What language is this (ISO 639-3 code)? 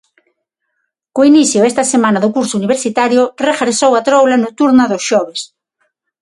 glg